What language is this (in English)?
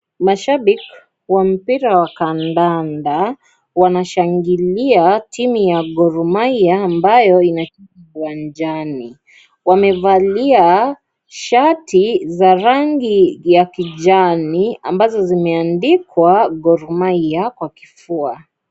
Swahili